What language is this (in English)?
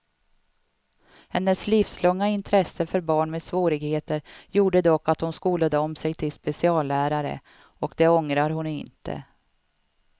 Swedish